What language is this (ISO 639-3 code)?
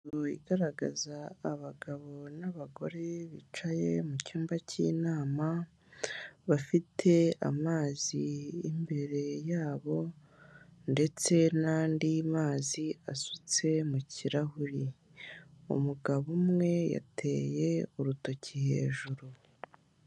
kin